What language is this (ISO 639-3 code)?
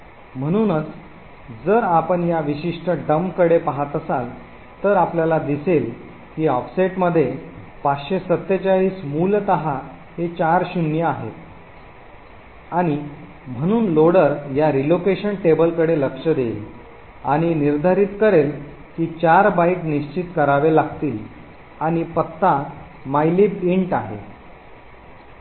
mar